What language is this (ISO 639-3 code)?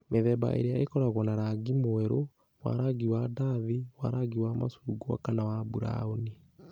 kik